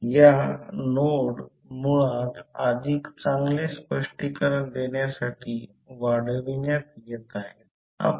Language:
Marathi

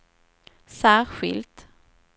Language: Swedish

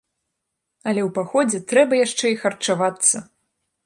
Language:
Belarusian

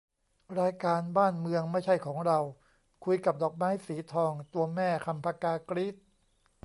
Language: Thai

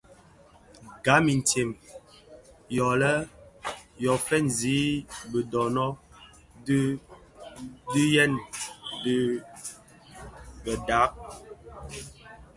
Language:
Bafia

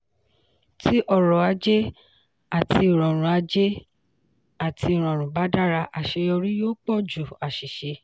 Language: Yoruba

